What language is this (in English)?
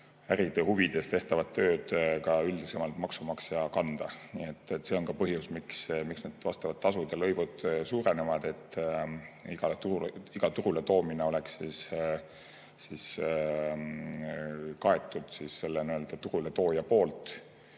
Estonian